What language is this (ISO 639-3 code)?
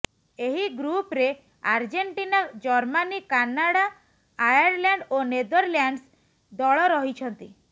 ori